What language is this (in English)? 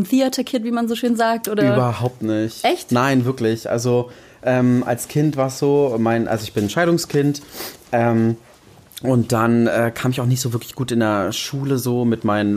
German